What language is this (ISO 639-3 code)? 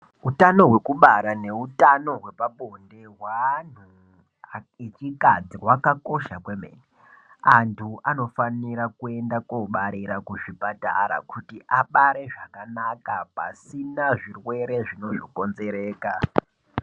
ndc